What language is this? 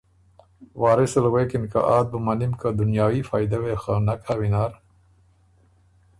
Ormuri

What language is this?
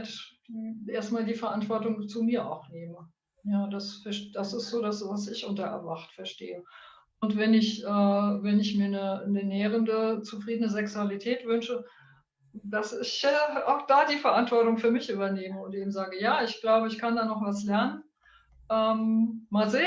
German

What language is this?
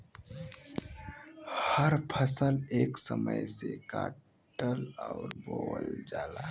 Bhojpuri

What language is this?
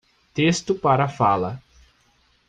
Portuguese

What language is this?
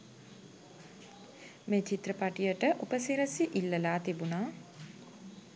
Sinhala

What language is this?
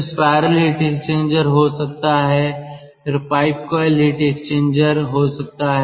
Hindi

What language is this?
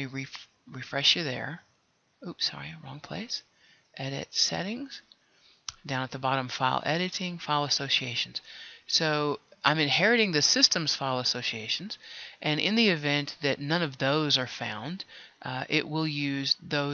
English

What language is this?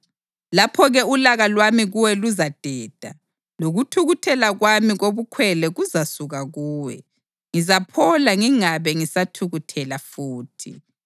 North Ndebele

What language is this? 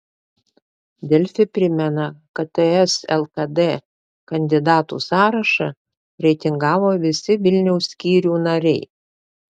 Lithuanian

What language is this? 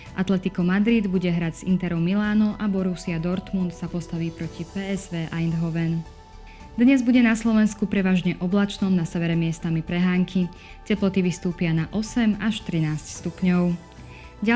Slovak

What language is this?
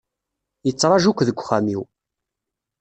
Kabyle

